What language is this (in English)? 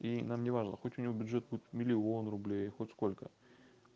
Russian